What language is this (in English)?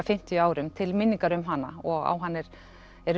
Icelandic